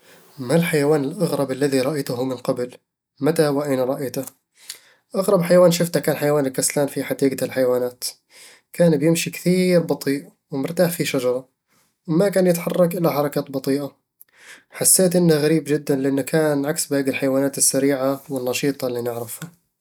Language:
Eastern Egyptian Bedawi Arabic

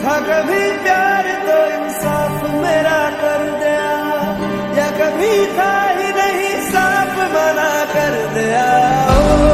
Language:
Hindi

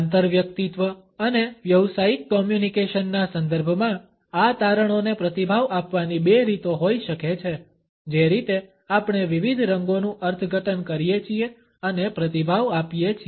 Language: Gujarati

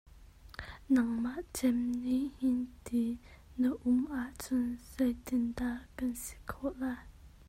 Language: Hakha Chin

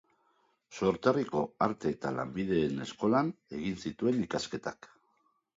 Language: Basque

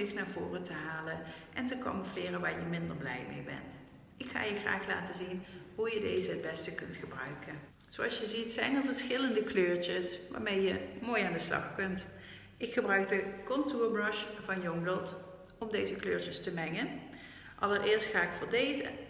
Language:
Dutch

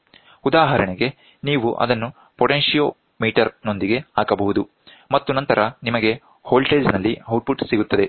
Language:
Kannada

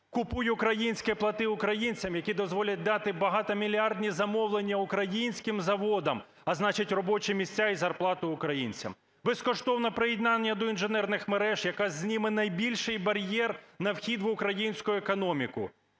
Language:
Ukrainian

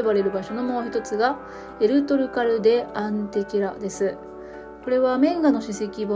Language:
Japanese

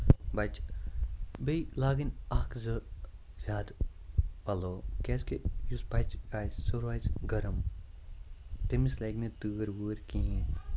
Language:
Kashmiri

